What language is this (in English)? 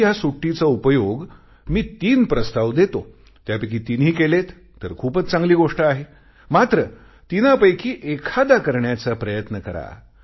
Marathi